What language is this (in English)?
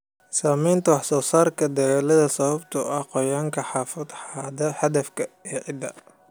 Somali